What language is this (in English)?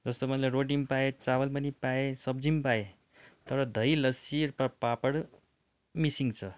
Nepali